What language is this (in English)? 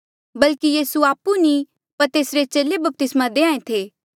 Mandeali